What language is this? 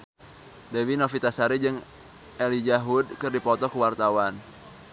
Sundanese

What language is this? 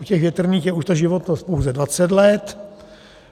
Czech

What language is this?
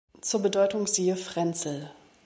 German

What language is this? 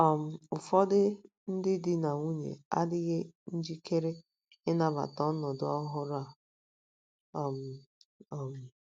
Igbo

